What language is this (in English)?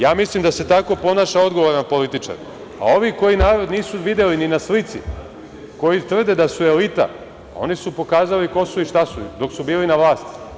Serbian